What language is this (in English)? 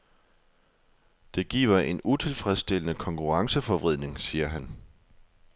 Danish